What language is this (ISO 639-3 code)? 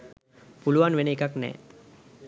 sin